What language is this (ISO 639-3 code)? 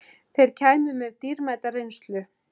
isl